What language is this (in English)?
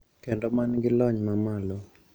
Luo (Kenya and Tanzania)